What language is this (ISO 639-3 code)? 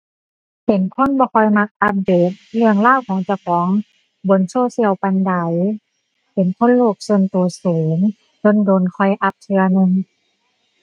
tha